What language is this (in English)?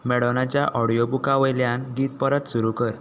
Konkani